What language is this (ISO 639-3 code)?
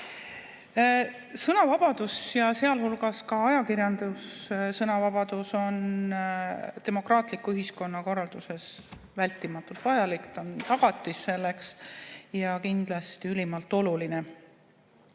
est